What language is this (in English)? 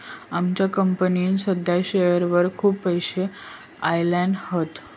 Marathi